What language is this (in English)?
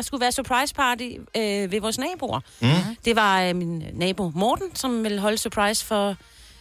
Danish